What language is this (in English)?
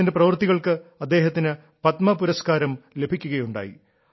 Malayalam